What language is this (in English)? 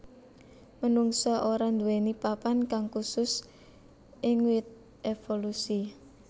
Javanese